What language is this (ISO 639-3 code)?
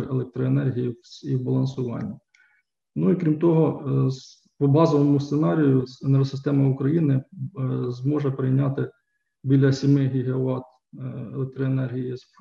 ukr